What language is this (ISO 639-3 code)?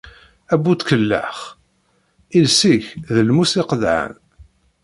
kab